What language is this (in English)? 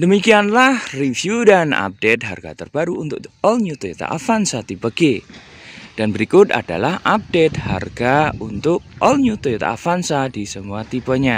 Indonesian